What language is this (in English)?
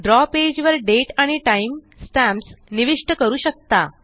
Marathi